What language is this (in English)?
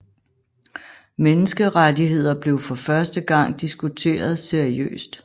Danish